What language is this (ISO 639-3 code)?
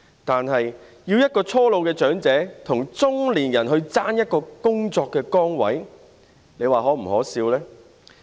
yue